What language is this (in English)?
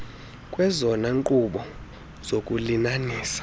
Xhosa